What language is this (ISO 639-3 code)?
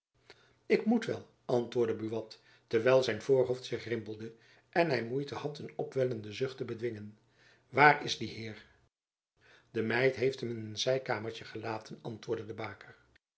nld